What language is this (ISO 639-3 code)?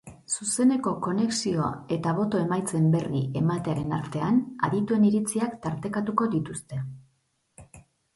eus